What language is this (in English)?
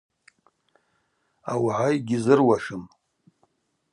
Abaza